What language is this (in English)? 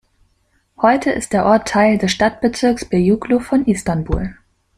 German